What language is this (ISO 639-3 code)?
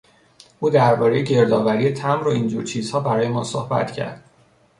fas